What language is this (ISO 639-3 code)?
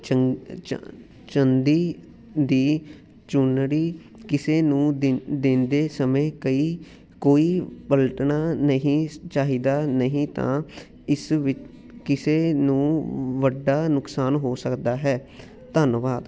pan